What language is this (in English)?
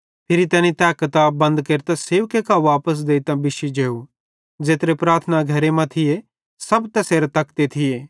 Bhadrawahi